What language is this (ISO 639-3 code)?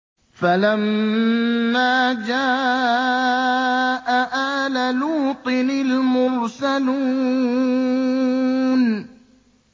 ara